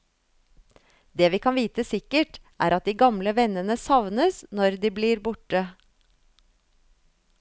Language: Norwegian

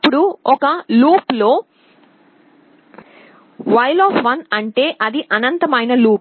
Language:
Telugu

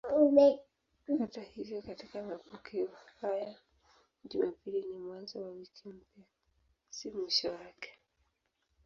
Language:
Swahili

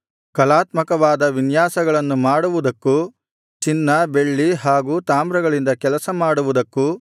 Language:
Kannada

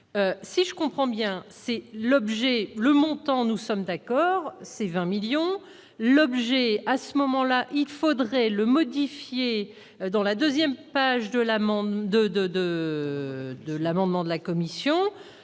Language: French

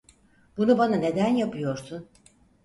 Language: Turkish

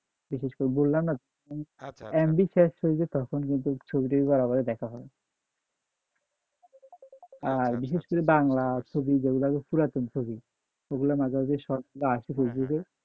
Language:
Bangla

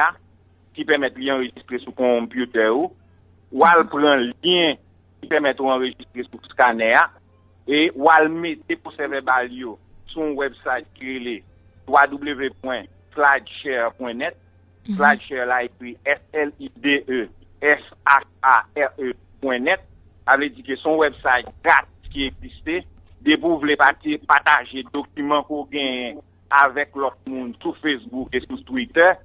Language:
French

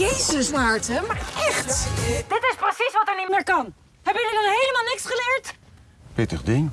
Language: Dutch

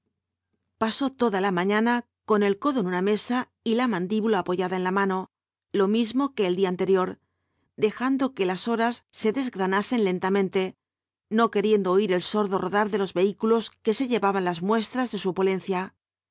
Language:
Spanish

